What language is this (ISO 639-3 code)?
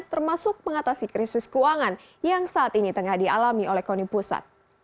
ind